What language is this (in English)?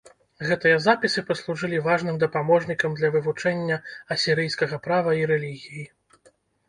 Belarusian